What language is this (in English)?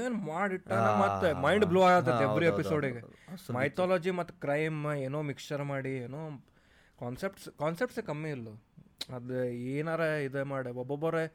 Kannada